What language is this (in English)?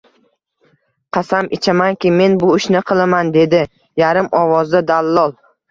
Uzbek